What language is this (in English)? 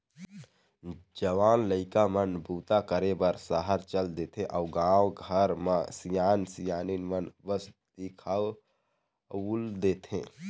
Chhattisgarhi